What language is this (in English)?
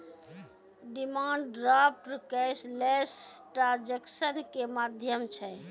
Maithili